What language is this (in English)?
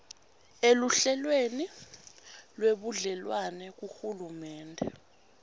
Swati